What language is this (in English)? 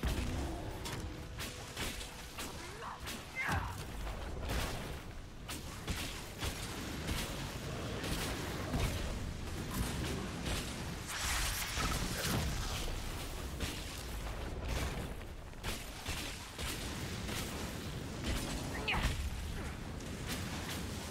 German